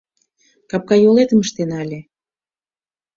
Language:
Mari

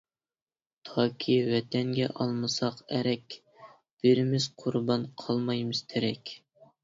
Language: Uyghur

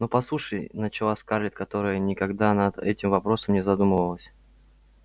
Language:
Russian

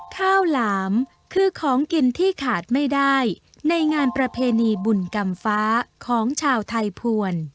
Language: Thai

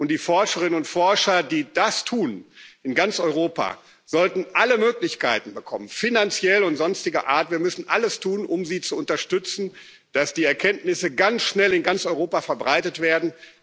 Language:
German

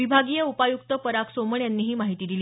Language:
Marathi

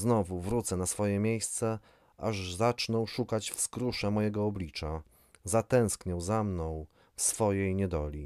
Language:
Polish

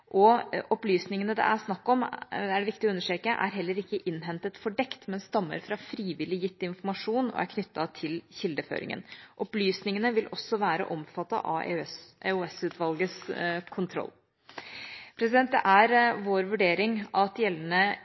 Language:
Norwegian Bokmål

